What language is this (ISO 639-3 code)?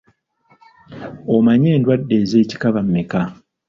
lug